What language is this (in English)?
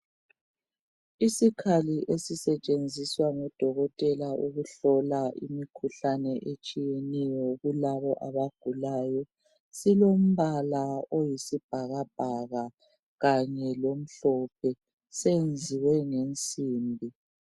North Ndebele